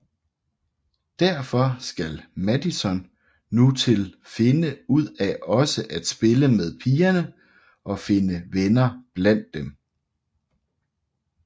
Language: Danish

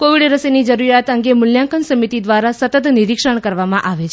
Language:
Gujarati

